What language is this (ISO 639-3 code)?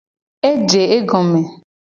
gej